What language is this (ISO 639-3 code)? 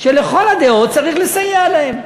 heb